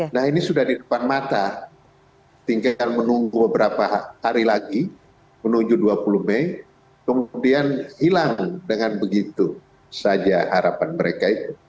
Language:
Indonesian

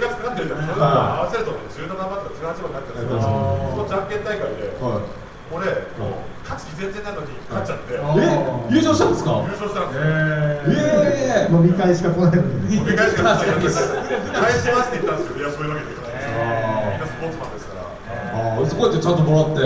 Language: Japanese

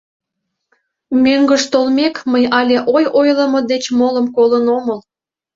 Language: Mari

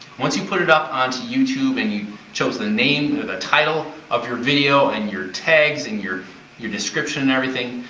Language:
English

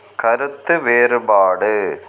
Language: Tamil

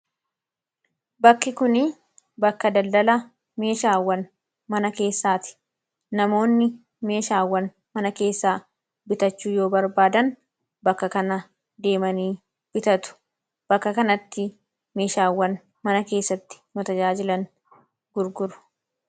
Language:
Oromo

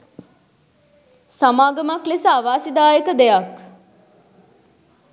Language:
Sinhala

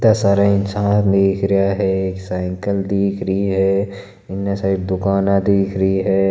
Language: Marwari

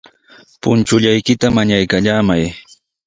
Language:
Sihuas Ancash Quechua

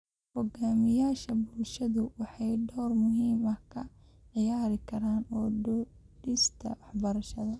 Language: Somali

